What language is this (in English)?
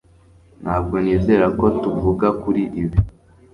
Kinyarwanda